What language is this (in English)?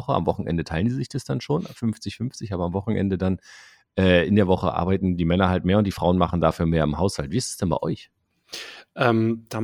German